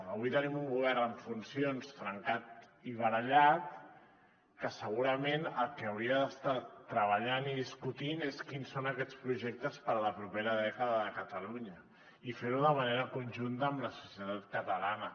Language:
Catalan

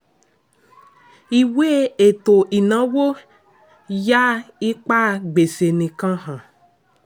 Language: Yoruba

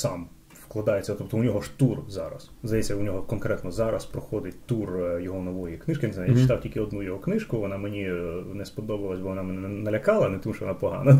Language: Ukrainian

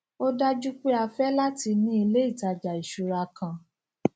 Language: Yoruba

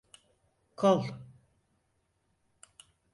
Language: Turkish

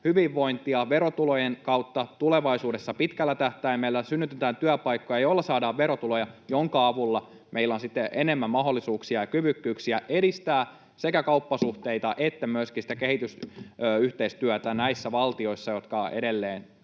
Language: Finnish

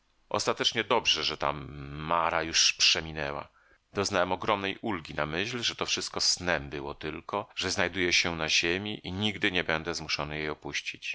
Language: Polish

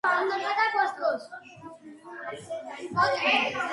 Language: Georgian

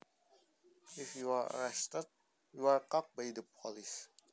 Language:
Javanese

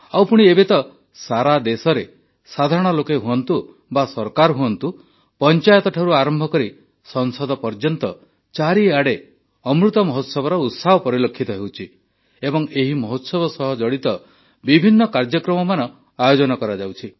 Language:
Odia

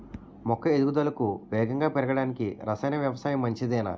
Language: Telugu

